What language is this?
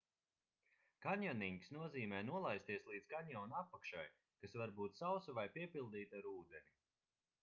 Latvian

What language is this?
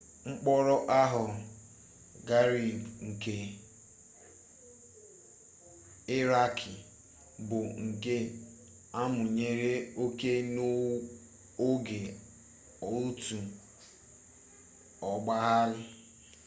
Igbo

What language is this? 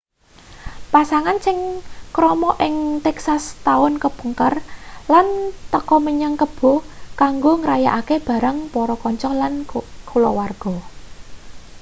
Javanese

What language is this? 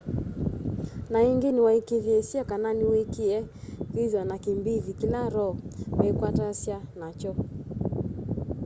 Kamba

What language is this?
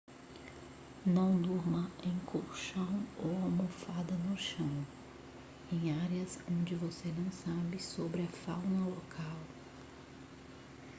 Portuguese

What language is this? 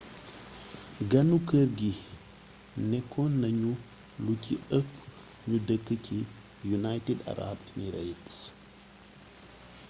Wolof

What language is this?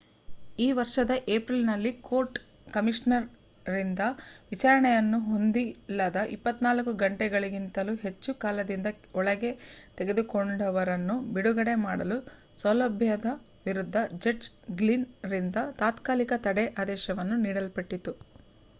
Kannada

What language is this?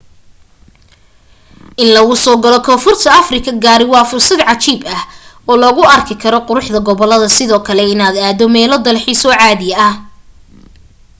Somali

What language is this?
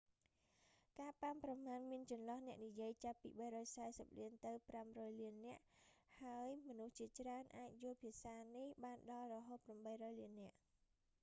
Khmer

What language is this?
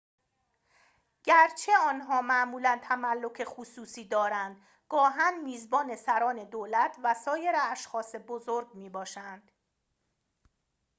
Persian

